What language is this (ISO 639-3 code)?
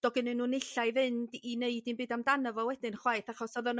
cym